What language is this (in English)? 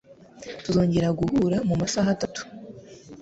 Kinyarwanda